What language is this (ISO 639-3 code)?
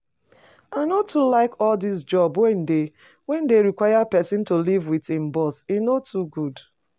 pcm